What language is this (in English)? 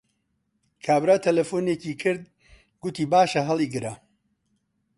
Central Kurdish